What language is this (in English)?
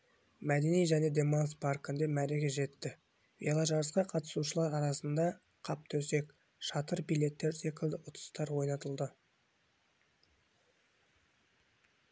Kazakh